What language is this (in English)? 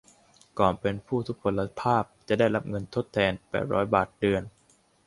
Thai